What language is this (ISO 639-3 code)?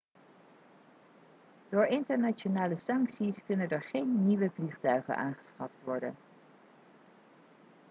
nld